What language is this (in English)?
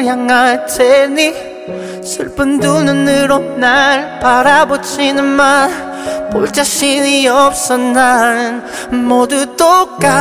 Korean